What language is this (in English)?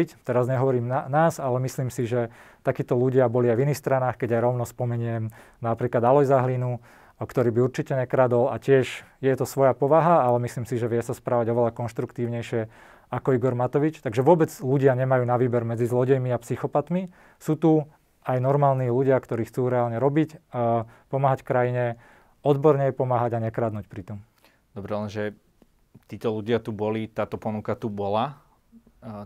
Slovak